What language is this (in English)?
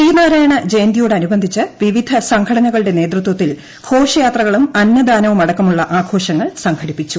Malayalam